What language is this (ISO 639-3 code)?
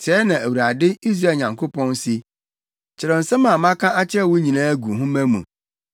aka